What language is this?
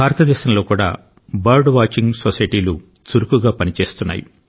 Telugu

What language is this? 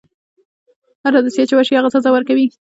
Pashto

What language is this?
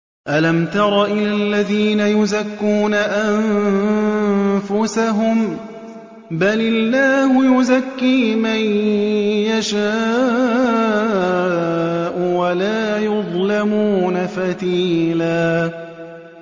Arabic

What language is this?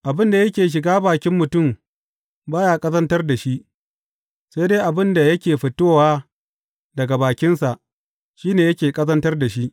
Hausa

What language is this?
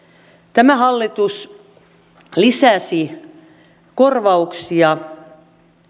Finnish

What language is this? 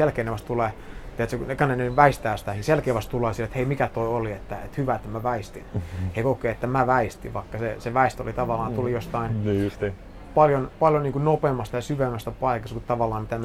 Finnish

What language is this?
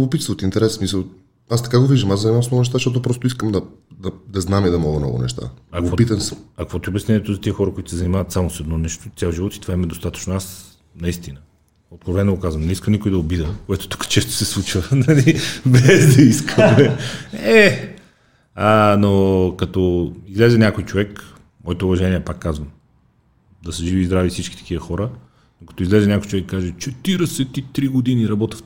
Bulgarian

